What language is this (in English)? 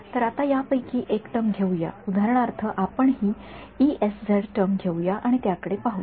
Marathi